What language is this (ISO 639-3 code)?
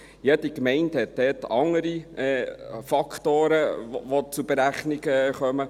gsw